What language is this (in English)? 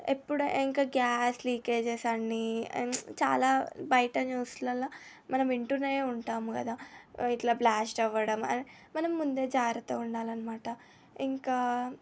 Telugu